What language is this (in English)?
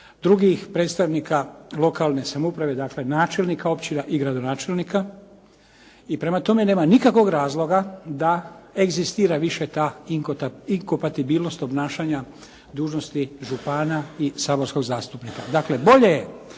Croatian